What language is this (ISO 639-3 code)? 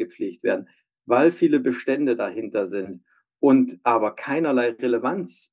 deu